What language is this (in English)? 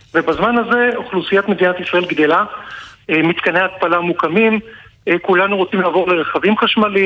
Hebrew